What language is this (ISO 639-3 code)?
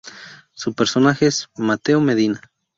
spa